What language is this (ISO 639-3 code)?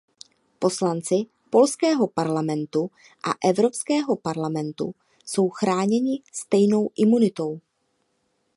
ces